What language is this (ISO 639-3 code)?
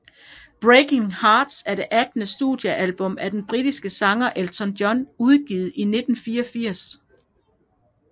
dan